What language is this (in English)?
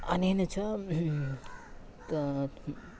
Sanskrit